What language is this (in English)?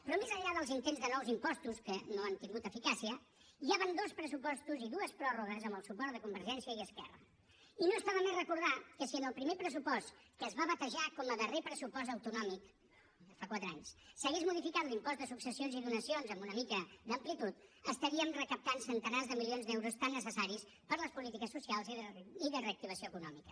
Catalan